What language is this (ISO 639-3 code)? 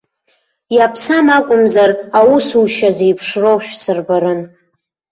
abk